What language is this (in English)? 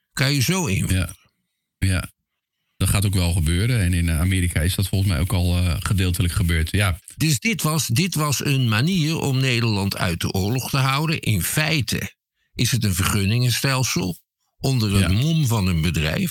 Dutch